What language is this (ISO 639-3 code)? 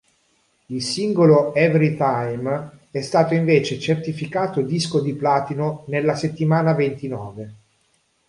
ita